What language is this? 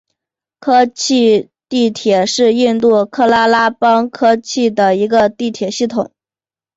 Chinese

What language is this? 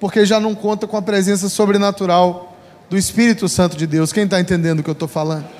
Portuguese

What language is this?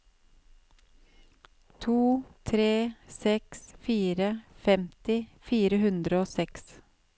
Norwegian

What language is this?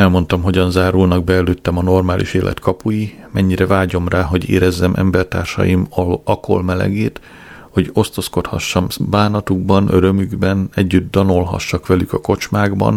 Hungarian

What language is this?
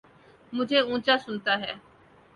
Urdu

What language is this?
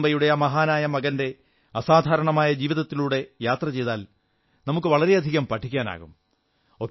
Malayalam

